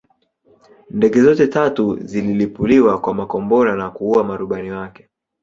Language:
Swahili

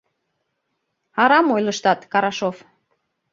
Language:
Mari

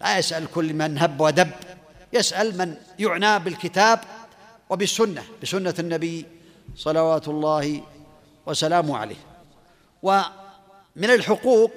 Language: Arabic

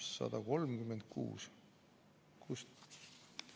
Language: Estonian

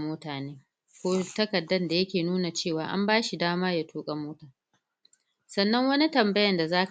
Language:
Hausa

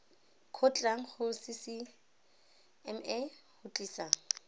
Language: Tswana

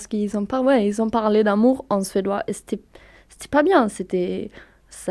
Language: French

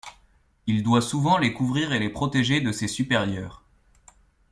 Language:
French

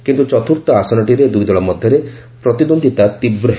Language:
Odia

